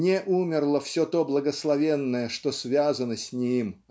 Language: Russian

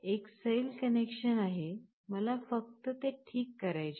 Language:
Marathi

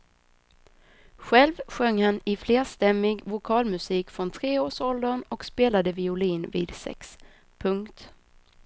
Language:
Swedish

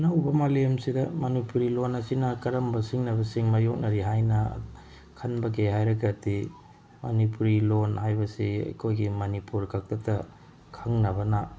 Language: Manipuri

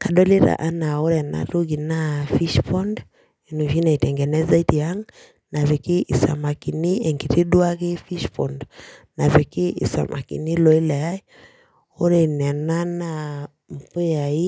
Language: Masai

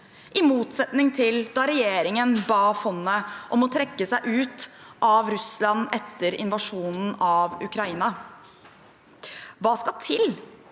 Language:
Norwegian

